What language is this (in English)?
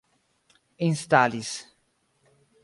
Esperanto